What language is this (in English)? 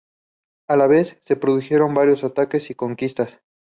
Spanish